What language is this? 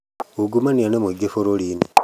Kikuyu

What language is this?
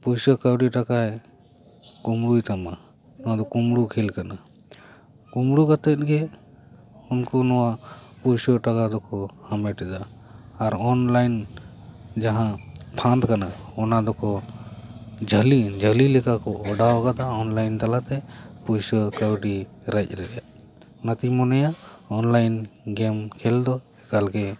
Santali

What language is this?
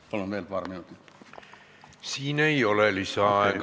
Estonian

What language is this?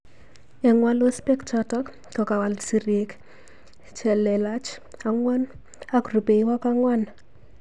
Kalenjin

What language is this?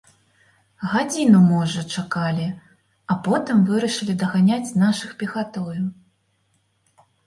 Belarusian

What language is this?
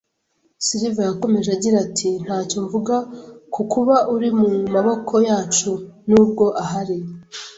Kinyarwanda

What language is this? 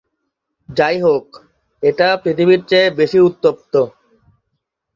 Bangla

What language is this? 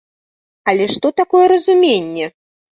Belarusian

